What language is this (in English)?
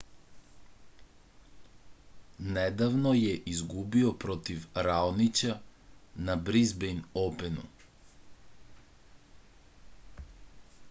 Serbian